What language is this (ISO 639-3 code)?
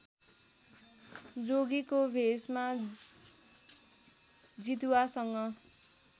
nep